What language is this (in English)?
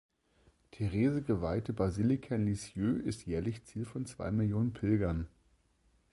German